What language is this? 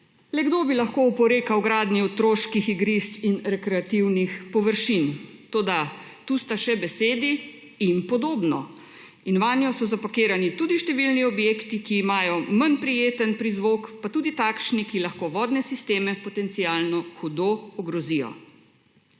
Slovenian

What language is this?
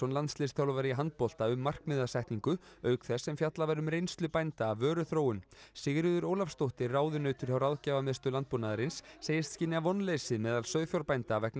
Icelandic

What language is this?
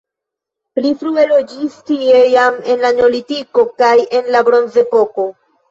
Esperanto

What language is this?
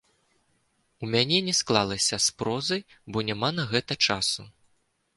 Belarusian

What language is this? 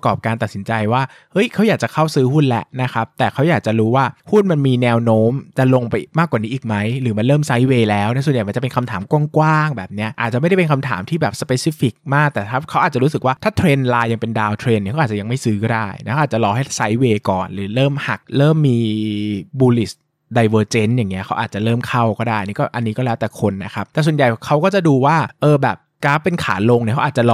Thai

